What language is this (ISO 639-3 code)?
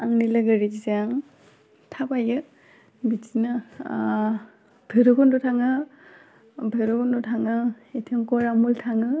brx